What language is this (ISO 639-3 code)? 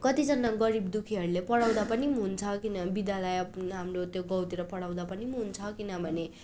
nep